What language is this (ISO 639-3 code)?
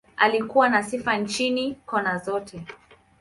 swa